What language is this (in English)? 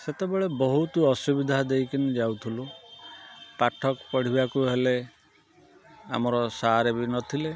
Odia